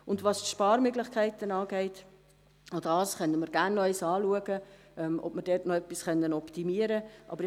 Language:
Swiss German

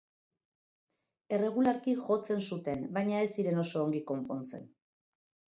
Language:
Basque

